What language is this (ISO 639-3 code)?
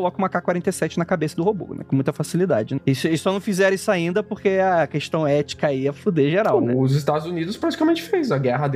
por